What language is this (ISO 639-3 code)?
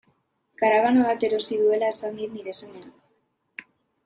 eus